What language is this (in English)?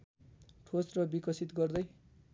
Nepali